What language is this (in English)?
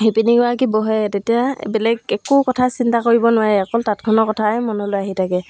Assamese